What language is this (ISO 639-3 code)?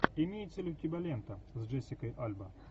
rus